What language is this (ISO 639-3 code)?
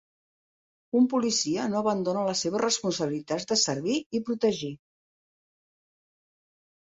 cat